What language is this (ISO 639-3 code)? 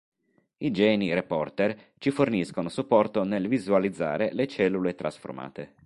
ita